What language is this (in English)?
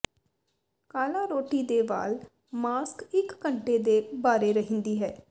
Punjabi